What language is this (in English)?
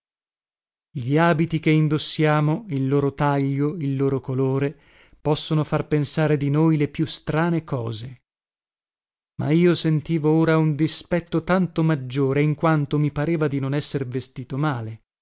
Italian